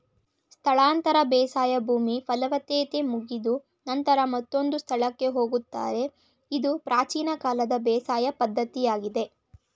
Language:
Kannada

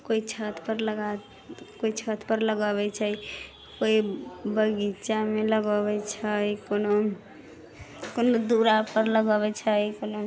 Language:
Maithili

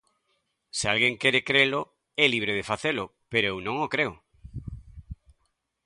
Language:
Galician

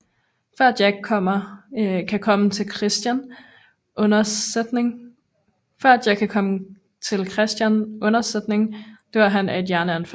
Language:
Danish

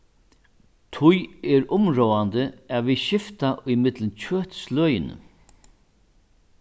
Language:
Faroese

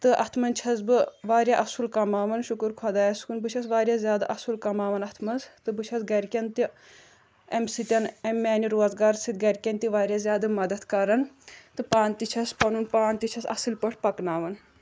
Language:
Kashmiri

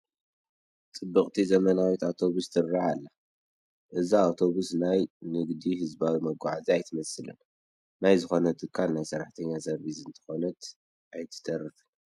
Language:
Tigrinya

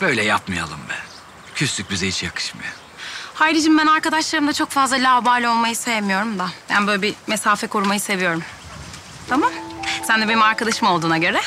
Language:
Turkish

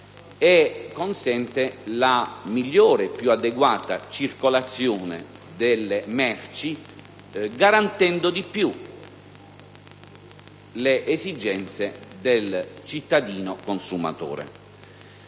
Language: Italian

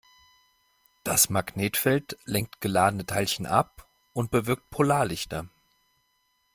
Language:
German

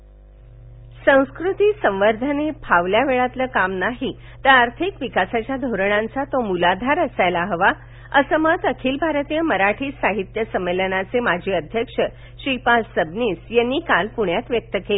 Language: Marathi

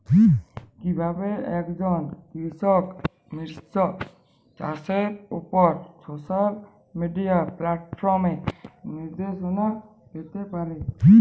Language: Bangla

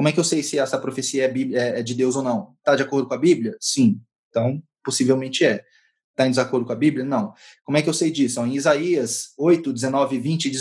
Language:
Portuguese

